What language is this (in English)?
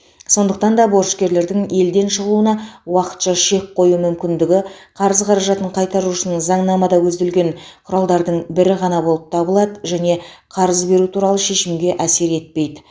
Kazakh